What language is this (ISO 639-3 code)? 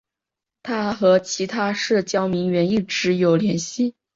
zho